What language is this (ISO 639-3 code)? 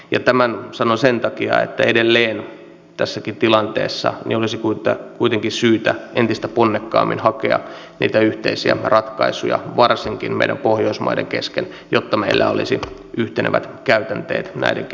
fin